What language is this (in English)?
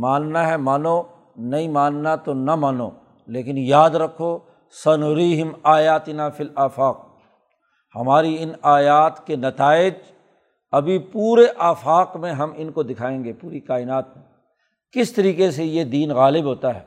Urdu